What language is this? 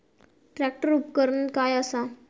Marathi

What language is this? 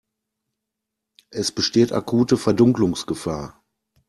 German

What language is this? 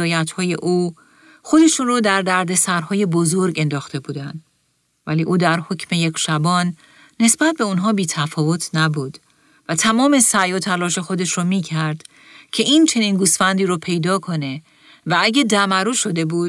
Persian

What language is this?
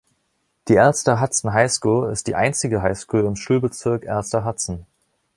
German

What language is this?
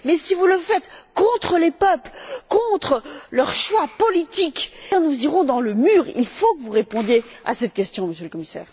French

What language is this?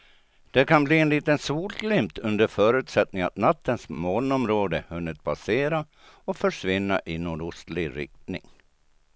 Swedish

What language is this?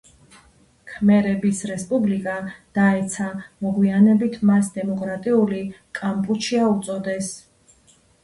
Georgian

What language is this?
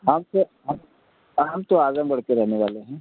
Hindi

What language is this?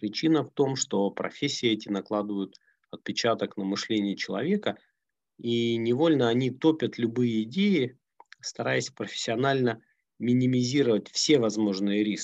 Russian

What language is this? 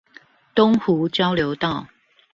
Chinese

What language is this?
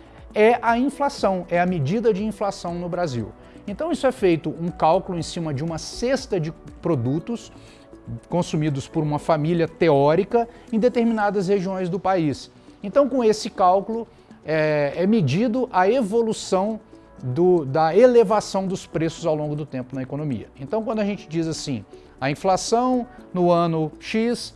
Portuguese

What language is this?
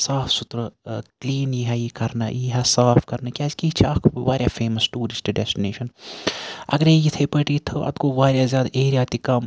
Kashmiri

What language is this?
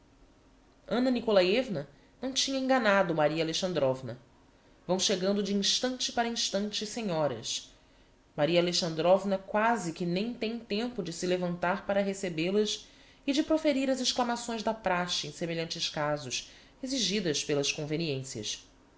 Portuguese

